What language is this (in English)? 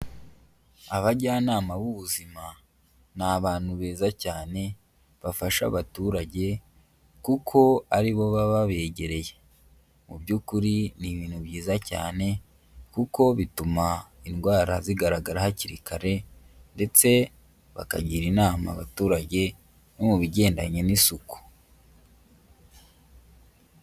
Kinyarwanda